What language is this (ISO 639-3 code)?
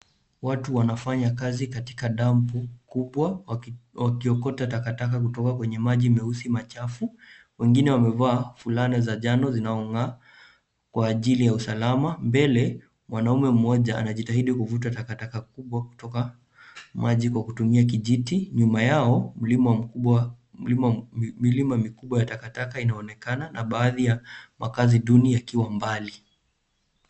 swa